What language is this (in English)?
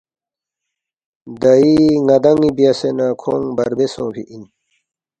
Balti